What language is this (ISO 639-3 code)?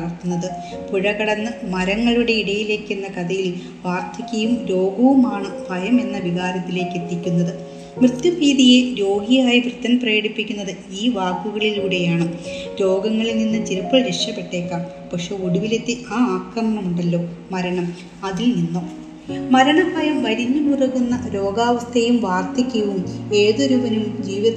mal